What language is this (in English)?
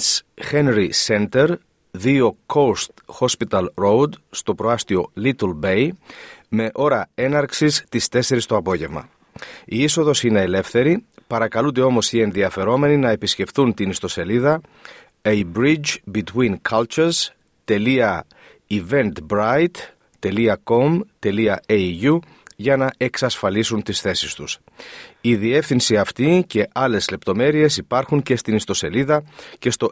Greek